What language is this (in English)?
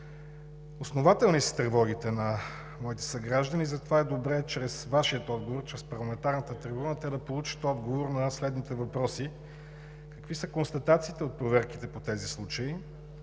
Bulgarian